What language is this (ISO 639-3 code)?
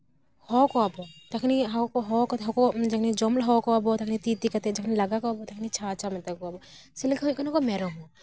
sat